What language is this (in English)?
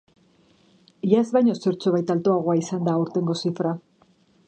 Basque